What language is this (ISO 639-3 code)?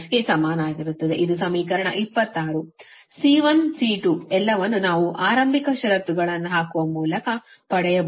kan